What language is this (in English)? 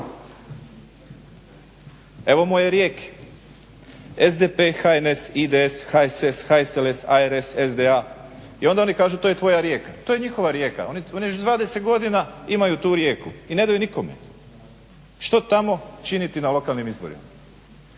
Croatian